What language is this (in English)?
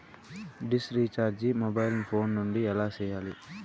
Telugu